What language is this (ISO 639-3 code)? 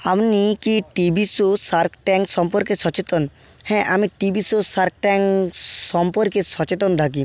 ben